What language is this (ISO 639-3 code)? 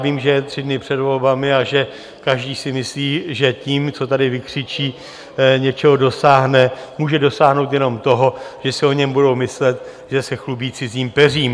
ces